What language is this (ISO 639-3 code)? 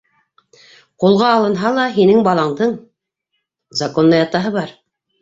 bak